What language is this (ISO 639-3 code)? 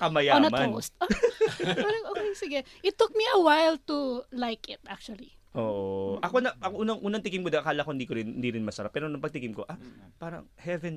fil